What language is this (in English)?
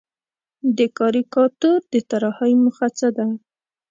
Pashto